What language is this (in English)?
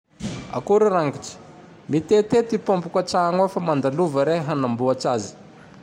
Tandroy-Mahafaly Malagasy